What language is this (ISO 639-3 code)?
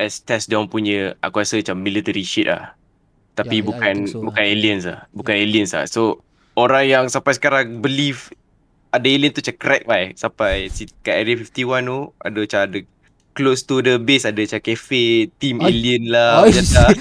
msa